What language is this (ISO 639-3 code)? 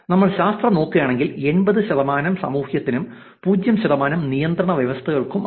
mal